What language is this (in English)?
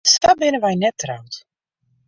Western Frisian